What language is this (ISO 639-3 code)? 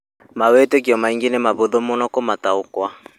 kik